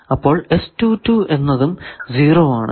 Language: Malayalam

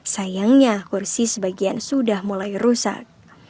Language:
Indonesian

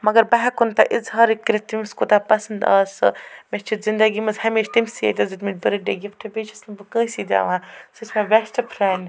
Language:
Kashmiri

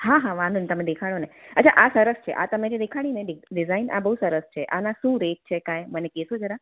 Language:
Gujarati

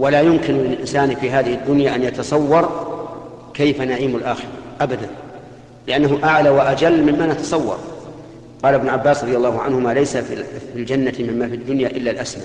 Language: Arabic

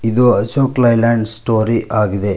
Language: Kannada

